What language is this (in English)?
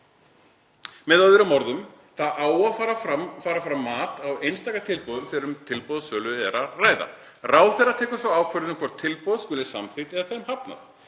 Icelandic